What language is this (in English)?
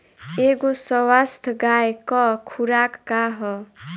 Bhojpuri